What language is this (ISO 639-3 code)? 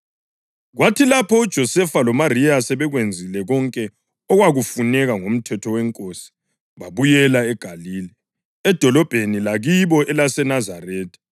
nde